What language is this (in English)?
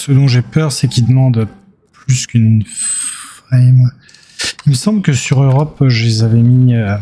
French